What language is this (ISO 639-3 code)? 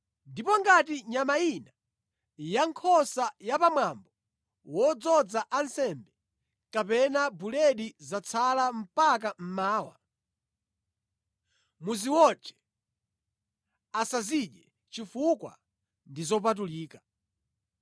nya